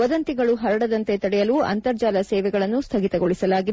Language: Kannada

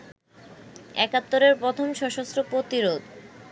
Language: Bangla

